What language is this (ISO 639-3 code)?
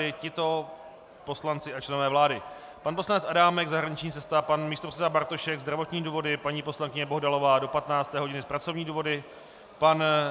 ces